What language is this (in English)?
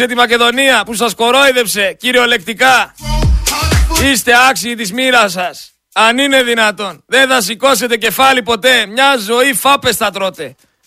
Greek